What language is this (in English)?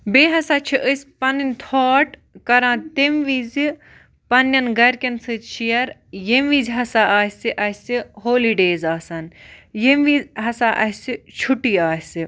Kashmiri